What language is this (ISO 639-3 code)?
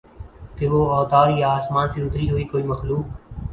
urd